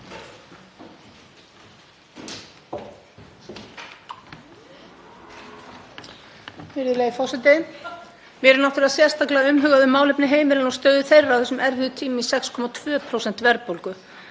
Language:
Icelandic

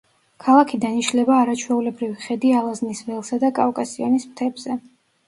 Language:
Georgian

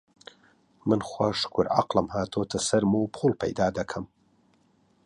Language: Central Kurdish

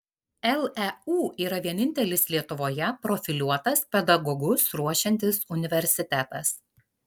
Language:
Lithuanian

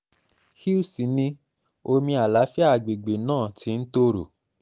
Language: Yoruba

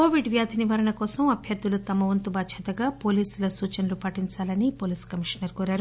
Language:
Telugu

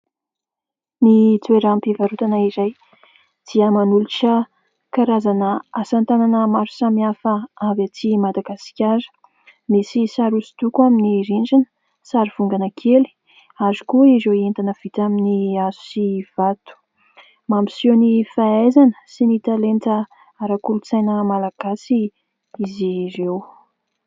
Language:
Malagasy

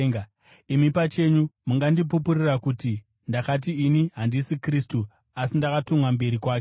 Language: Shona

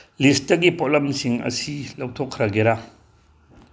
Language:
Manipuri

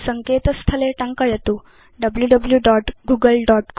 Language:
Sanskrit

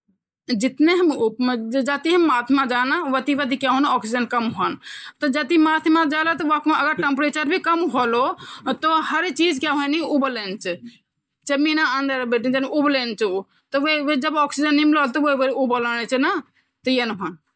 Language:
Garhwali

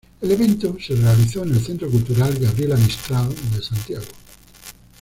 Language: Spanish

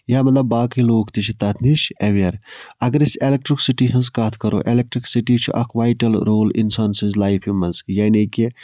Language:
Kashmiri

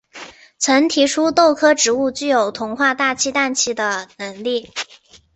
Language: Chinese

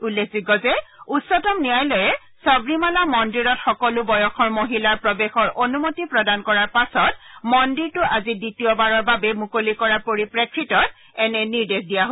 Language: Assamese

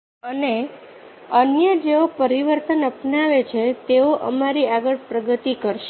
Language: Gujarati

